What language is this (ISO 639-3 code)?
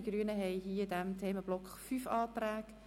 gsw